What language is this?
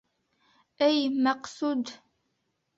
Bashkir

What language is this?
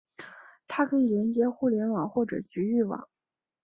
Chinese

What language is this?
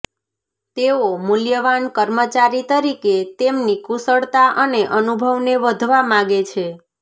Gujarati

